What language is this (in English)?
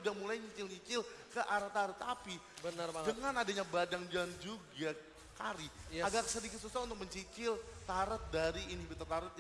Indonesian